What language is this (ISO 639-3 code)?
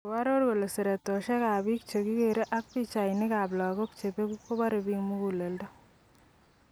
kln